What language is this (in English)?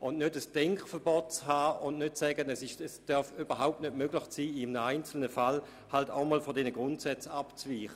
Swiss German